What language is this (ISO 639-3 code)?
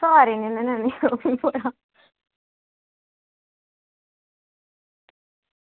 doi